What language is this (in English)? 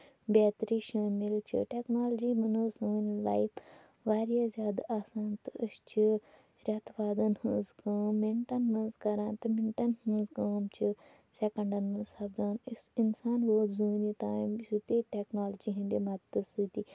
Kashmiri